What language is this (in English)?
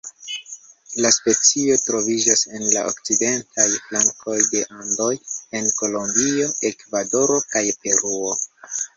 Esperanto